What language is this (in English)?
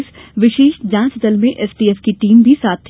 Hindi